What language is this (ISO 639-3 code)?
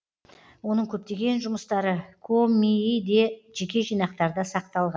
kaz